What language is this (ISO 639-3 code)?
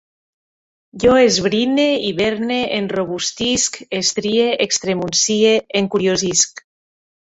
cat